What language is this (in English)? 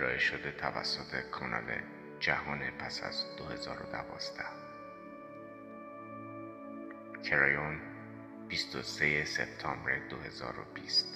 Persian